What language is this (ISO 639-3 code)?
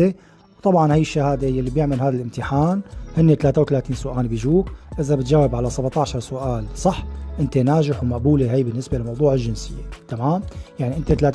ara